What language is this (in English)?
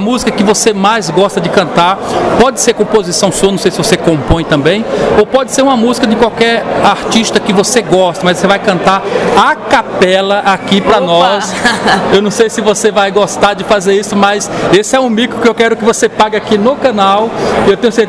Portuguese